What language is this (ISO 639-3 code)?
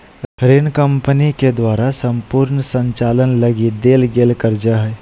mag